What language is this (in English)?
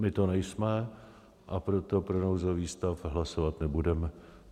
Czech